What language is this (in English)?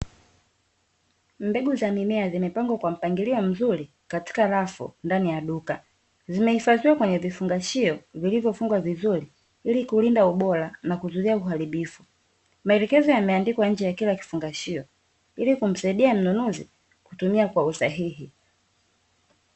Swahili